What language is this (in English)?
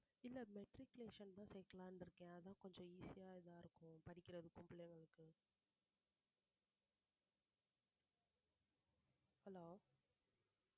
Tamil